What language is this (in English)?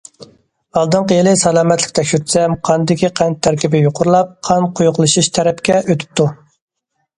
Uyghur